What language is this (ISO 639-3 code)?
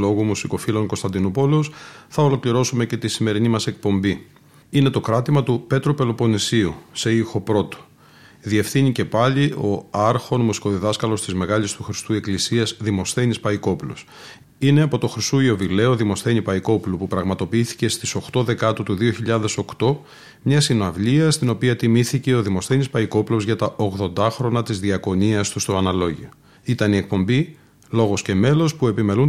ell